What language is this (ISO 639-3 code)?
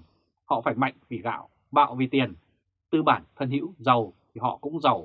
vie